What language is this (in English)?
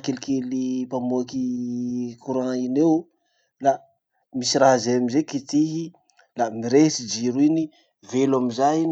Masikoro Malagasy